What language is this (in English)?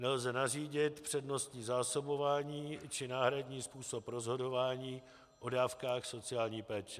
Czech